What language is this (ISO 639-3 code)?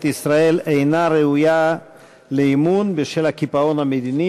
heb